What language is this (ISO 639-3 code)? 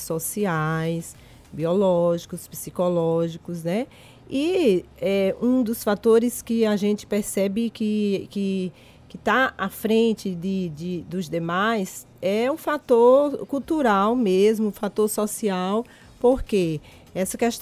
por